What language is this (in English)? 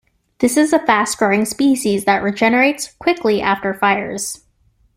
English